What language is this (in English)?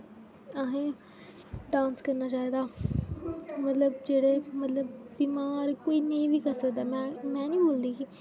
Dogri